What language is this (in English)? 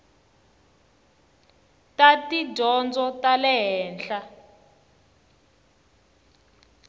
Tsonga